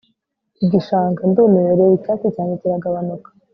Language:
Kinyarwanda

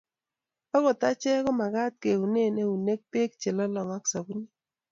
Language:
Kalenjin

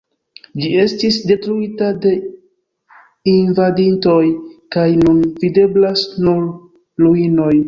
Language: Esperanto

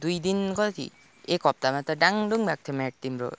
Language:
Nepali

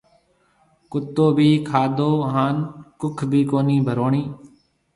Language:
Marwari (Pakistan)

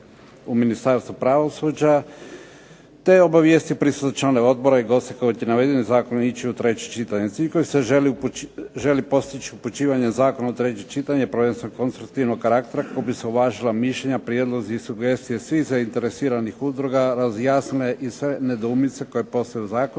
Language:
Croatian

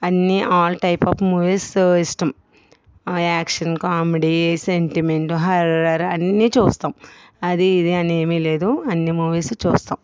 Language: Telugu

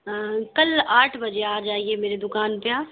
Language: Urdu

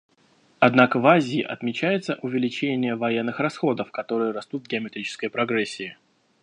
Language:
Russian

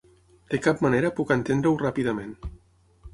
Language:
Catalan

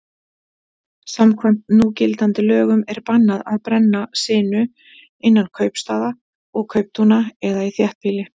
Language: Icelandic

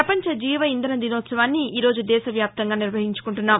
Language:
Telugu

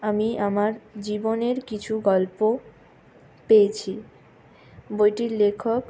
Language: Bangla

